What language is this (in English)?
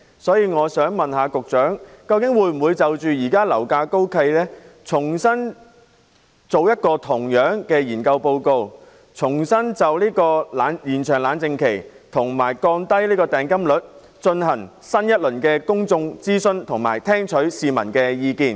Cantonese